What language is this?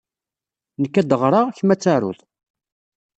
Kabyle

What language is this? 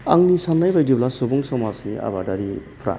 Bodo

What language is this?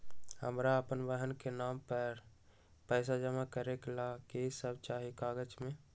Magahi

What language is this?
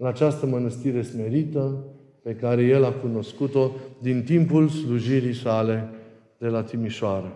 Romanian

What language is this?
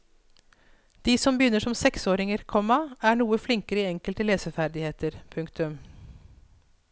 Norwegian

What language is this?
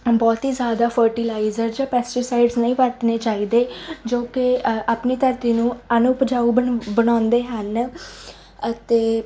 Punjabi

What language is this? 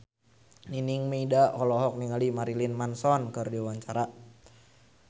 Sundanese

